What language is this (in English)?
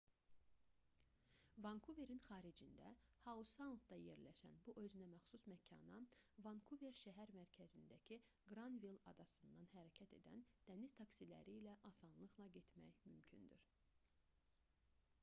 Azerbaijani